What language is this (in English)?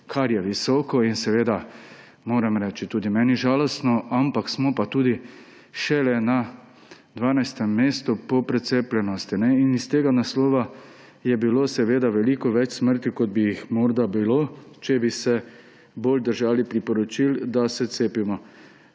Slovenian